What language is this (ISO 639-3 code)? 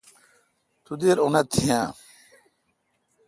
xka